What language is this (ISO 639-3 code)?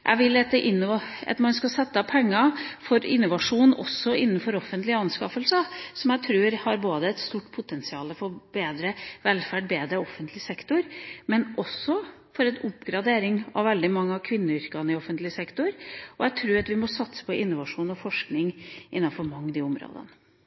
nob